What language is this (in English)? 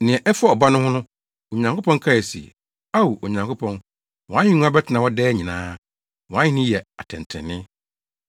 Akan